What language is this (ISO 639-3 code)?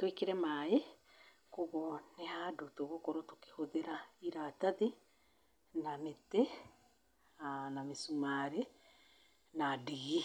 kik